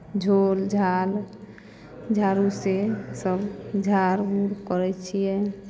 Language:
Maithili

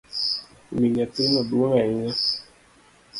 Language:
Luo (Kenya and Tanzania)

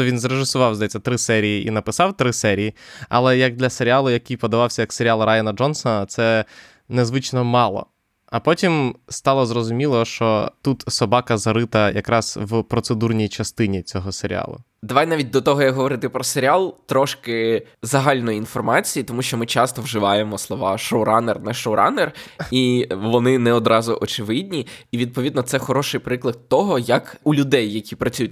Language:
Ukrainian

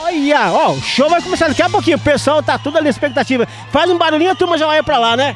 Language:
Portuguese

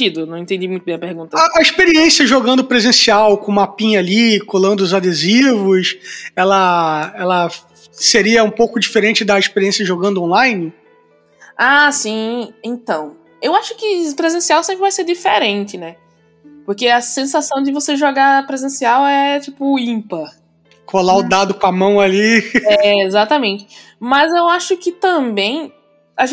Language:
Portuguese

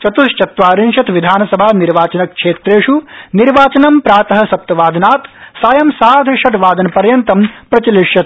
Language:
Sanskrit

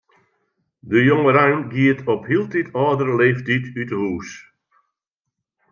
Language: Western Frisian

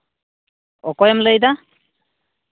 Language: Santali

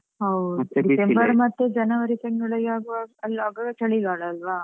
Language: Kannada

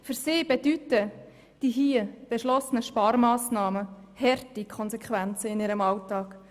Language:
Swiss German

